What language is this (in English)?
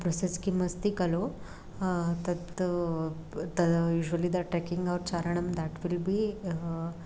Sanskrit